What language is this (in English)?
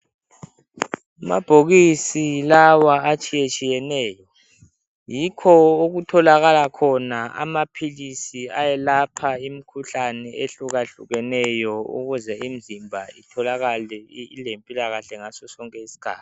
North Ndebele